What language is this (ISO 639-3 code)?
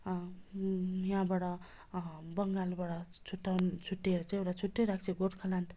nep